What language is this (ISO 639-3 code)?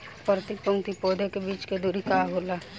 bho